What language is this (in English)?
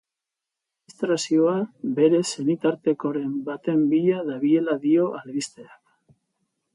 Basque